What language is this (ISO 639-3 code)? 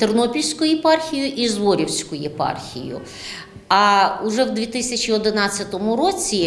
ukr